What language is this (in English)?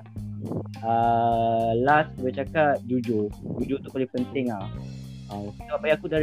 Malay